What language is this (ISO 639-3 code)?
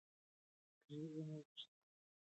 pus